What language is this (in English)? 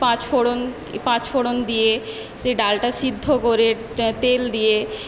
Bangla